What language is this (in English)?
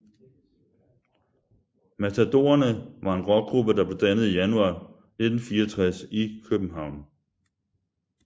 Danish